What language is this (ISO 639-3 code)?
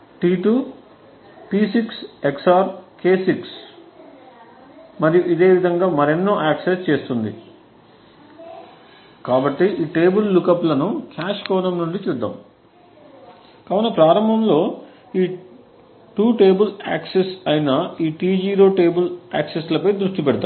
tel